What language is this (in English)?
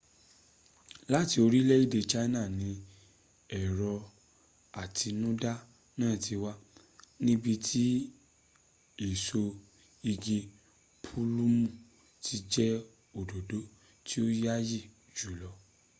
Yoruba